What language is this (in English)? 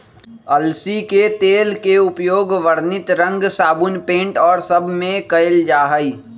Magahi